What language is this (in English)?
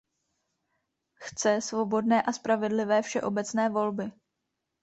Czech